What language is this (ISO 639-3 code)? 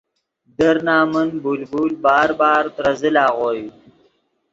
ydg